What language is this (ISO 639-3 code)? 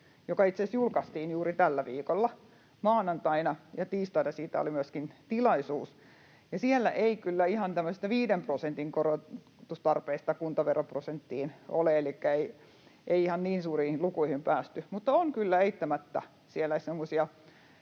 fin